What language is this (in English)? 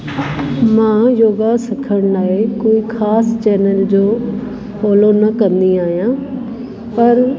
Sindhi